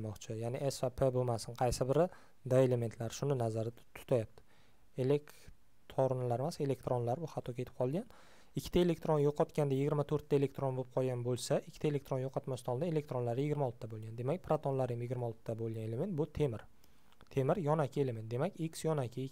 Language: Turkish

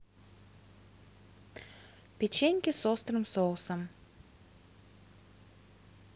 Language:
Russian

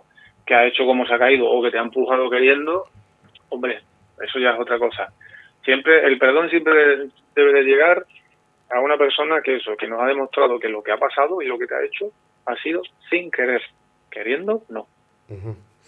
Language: Spanish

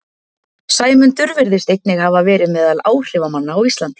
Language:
Icelandic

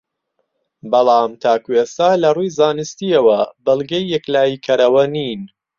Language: Central Kurdish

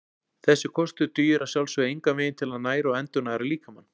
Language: Icelandic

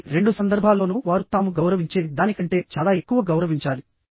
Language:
Telugu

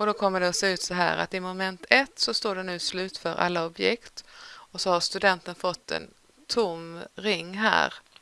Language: Swedish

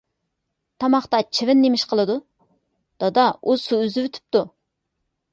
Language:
Uyghur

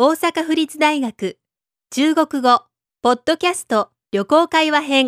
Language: Japanese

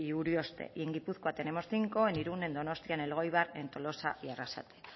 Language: Spanish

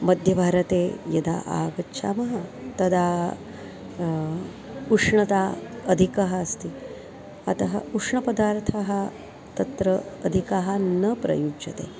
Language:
Sanskrit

